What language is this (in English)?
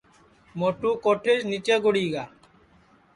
Sansi